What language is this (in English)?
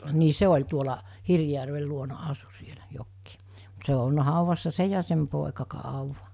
Finnish